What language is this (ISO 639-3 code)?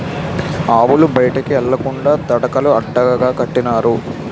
tel